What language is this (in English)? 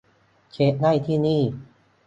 Thai